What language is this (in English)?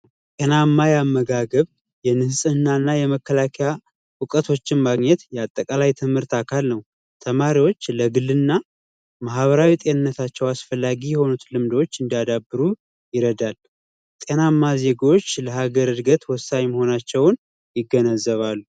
Amharic